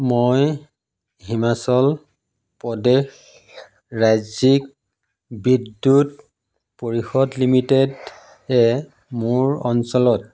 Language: Assamese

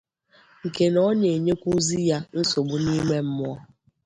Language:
Igbo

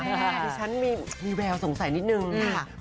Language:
Thai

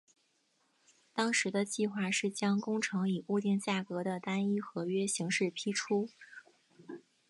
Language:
Chinese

